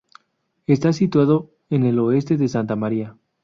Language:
Spanish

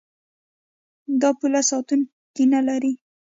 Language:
Pashto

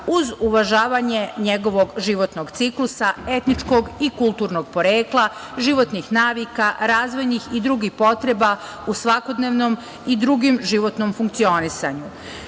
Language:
Serbian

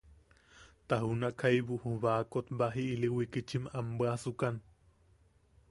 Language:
Yaqui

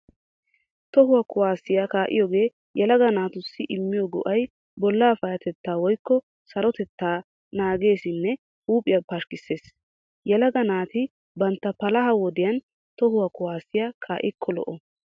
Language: Wolaytta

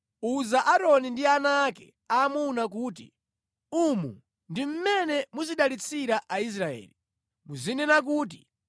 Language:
Nyanja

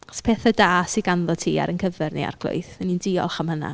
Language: Welsh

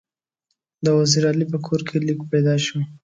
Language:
Pashto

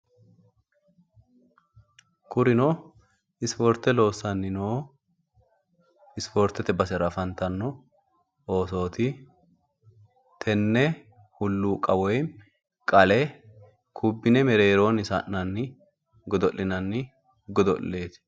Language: Sidamo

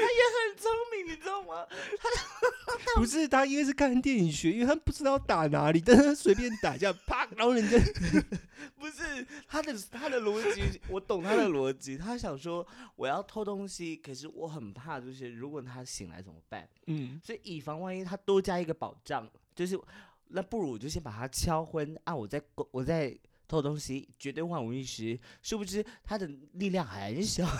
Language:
Chinese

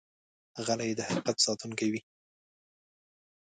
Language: Pashto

